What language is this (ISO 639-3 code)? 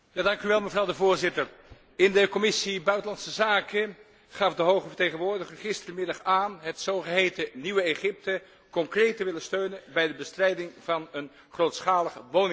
nld